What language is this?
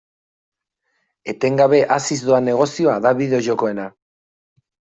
Basque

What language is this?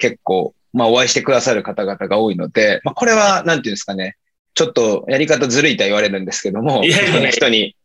Japanese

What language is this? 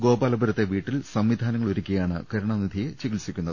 Malayalam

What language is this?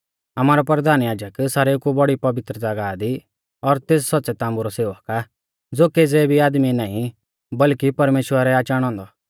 Mahasu Pahari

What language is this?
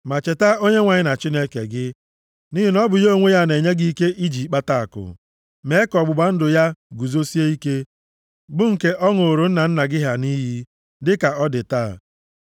Igbo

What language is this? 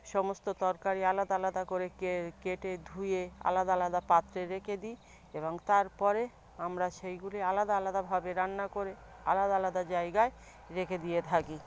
Bangla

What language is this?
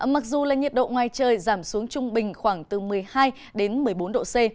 Vietnamese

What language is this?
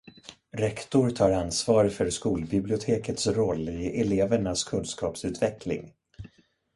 Swedish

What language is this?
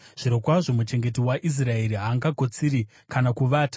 Shona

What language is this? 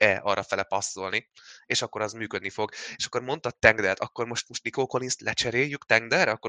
Hungarian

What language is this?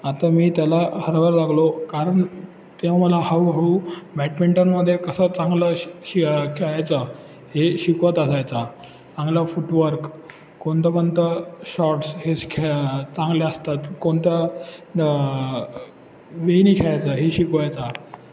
Marathi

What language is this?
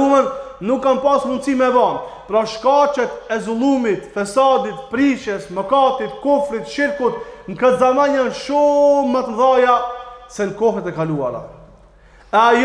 Arabic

